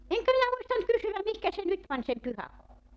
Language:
Finnish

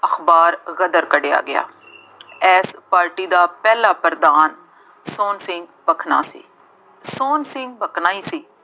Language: Punjabi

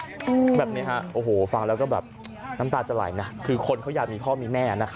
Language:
Thai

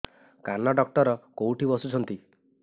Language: Odia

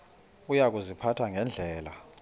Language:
Xhosa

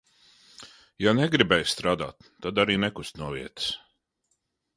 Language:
Latvian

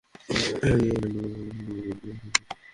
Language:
Bangla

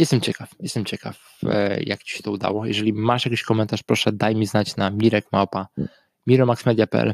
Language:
Polish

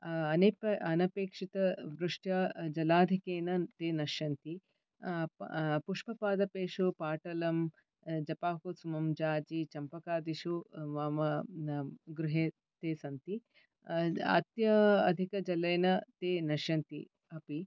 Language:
Sanskrit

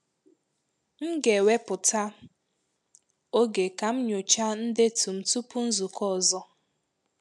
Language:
Igbo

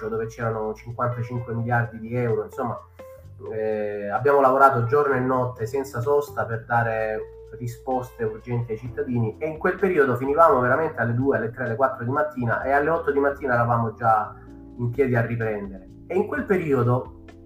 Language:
Italian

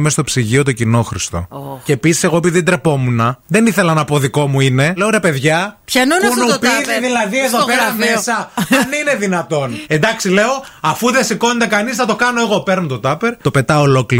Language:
Greek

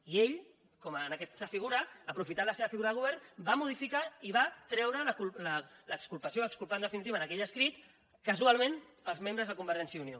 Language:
Catalan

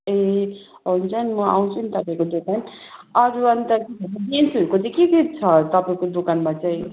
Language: Nepali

